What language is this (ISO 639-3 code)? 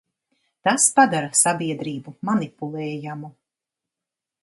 lav